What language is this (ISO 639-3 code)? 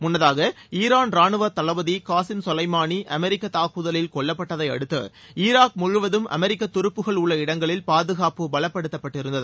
tam